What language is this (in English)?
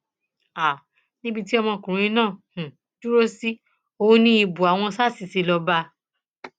Yoruba